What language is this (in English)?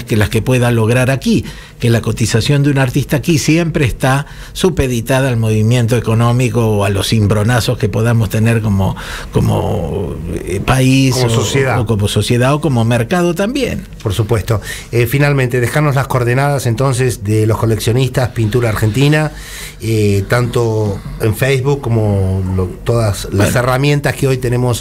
Spanish